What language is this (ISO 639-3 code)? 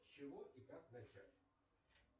rus